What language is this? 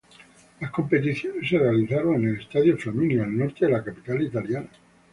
Spanish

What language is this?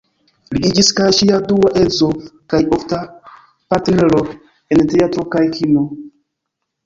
Esperanto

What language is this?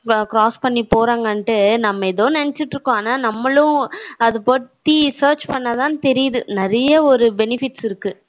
Tamil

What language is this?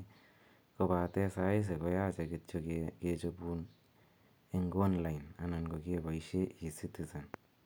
Kalenjin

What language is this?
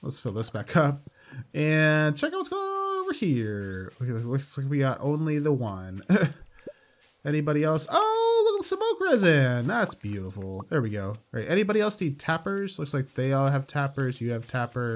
English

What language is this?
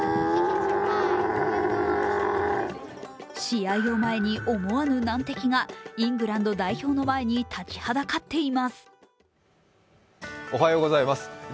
Japanese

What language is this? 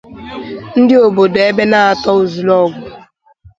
Igbo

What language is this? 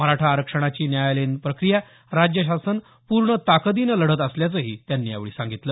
Marathi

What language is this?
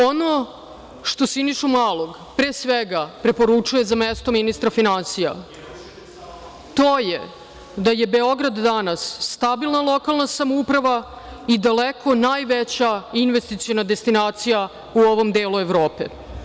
Serbian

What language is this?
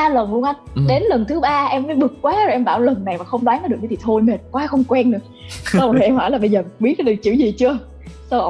Vietnamese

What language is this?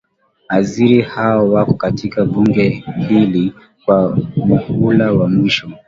Swahili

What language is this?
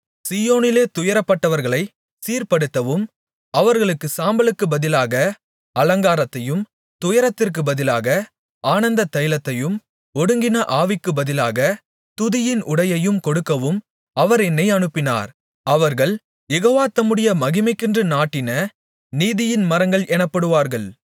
Tamil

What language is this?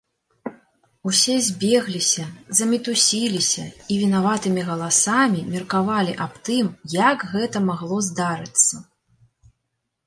Belarusian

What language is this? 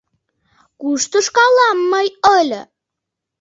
Mari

